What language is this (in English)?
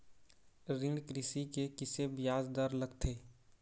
Chhattisgarhi